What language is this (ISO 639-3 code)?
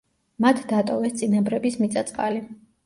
kat